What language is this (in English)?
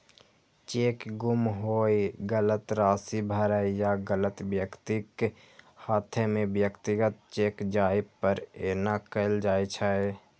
Maithili